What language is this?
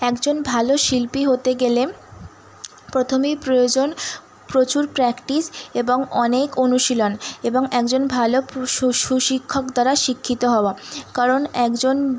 Bangla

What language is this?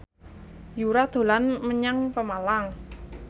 Javanese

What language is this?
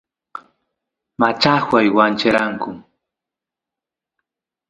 Santiago del Estero Quichua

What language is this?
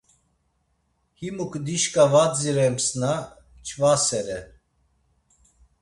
Laz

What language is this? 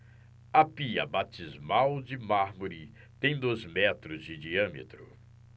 Portuguese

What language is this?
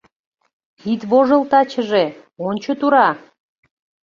Mari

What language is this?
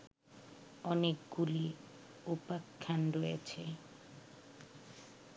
Bangla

